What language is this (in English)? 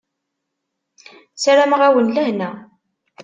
Kabyle